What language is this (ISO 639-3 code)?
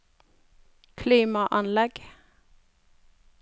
nor